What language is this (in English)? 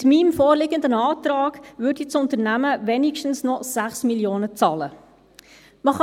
Swiss German